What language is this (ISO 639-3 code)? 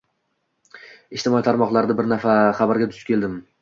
uzb